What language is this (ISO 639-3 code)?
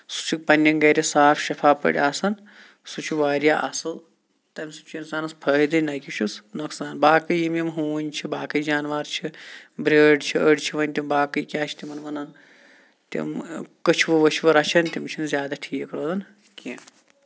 kas